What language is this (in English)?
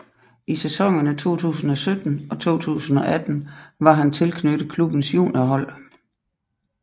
Danish